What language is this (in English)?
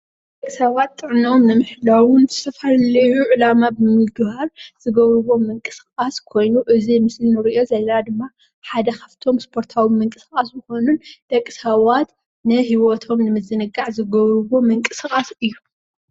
Tigrinya